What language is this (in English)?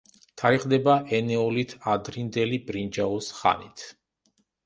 Georgian